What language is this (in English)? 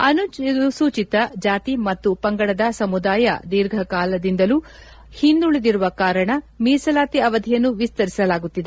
Kannada